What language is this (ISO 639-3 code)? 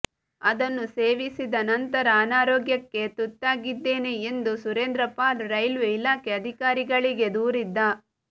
kan